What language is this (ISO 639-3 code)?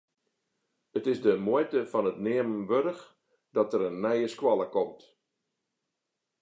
fry